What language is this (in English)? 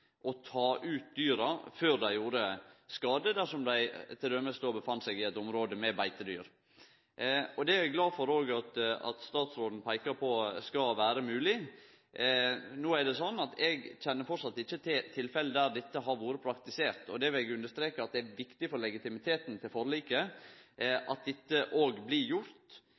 Norwegian Nynorsk